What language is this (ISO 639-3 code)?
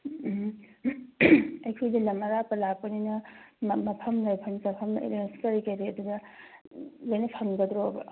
mni